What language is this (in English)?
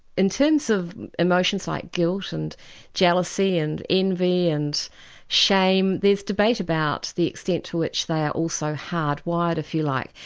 English